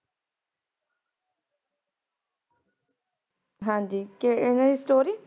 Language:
Punjabi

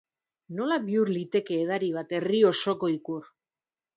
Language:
Basque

